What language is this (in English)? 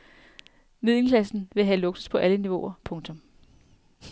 Danish